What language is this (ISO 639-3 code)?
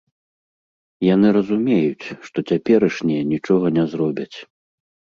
bel